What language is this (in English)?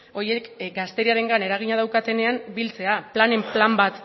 Basque